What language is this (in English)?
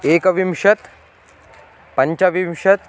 Sanskrit